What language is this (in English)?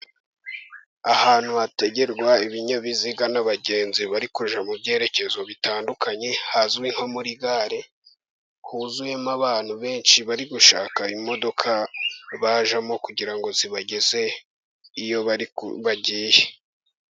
Kinyarwanda